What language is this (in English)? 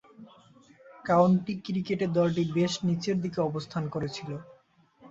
Bangla